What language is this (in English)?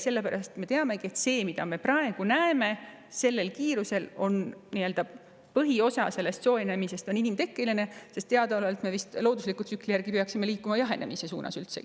Estonian